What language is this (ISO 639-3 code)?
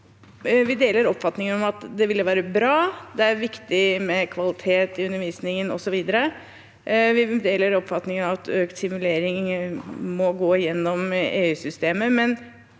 nor